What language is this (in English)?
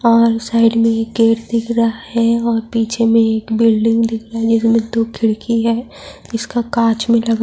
Urdu